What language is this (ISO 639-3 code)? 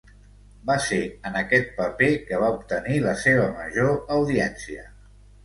cat